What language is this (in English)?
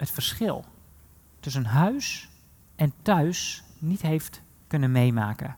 Dutch